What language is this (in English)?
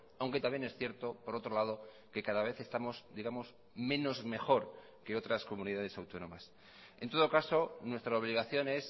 Spanish